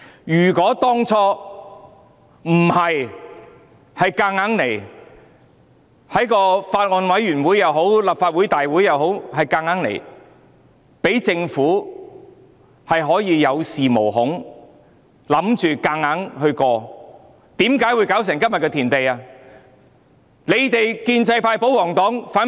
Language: Cantonese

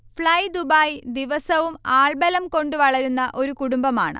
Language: Malayalam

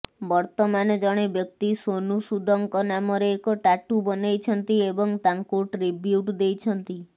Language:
Odia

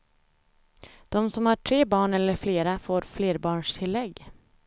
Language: Swedish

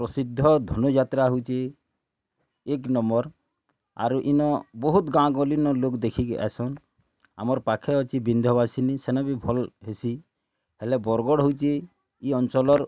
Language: Odia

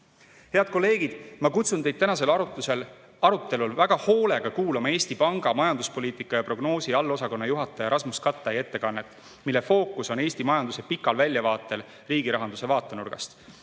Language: Estonian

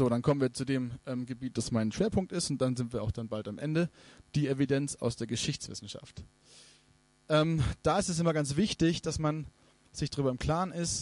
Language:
German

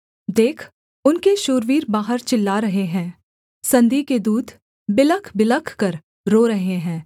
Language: Hindi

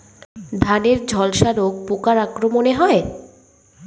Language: Bangla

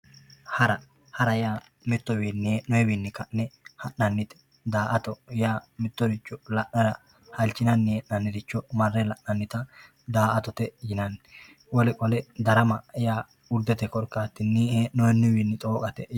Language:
Sidamo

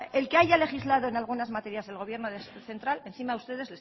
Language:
Spanish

